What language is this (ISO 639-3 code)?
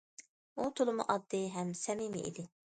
uig